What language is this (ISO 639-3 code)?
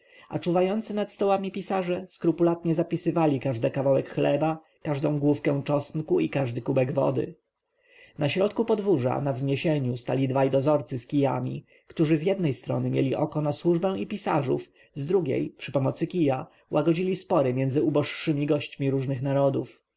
pol